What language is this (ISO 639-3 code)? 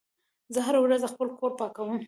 pus